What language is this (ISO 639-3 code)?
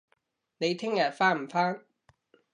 yue